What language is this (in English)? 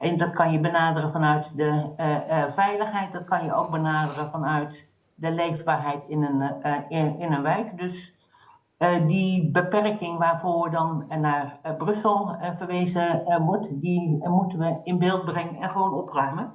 Dutch